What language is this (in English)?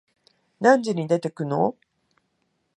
Japanese